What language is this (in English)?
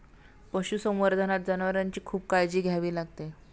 Marathi